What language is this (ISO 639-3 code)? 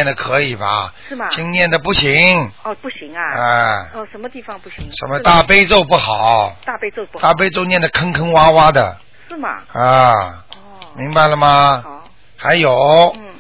zho